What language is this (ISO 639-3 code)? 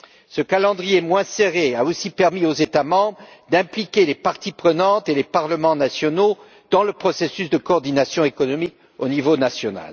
fra